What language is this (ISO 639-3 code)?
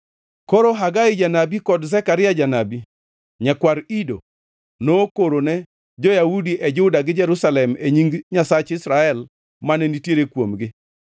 luo